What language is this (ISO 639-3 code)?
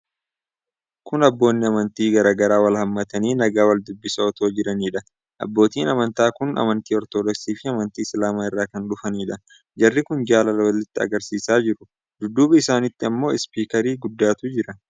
orm